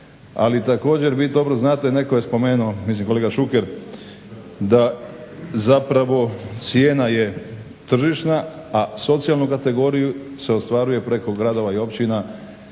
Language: Croatian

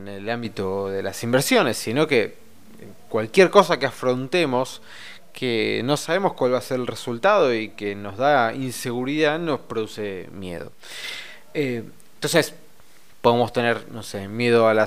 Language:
Spanish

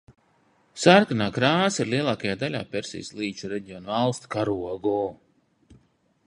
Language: Latvian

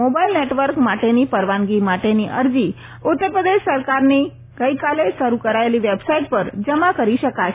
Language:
Gujarati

